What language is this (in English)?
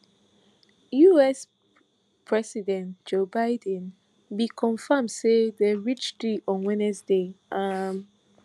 Nigerian Pidgin